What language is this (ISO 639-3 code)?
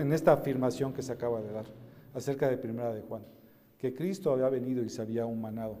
spa